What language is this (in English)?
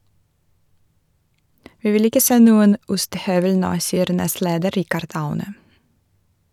Norwegian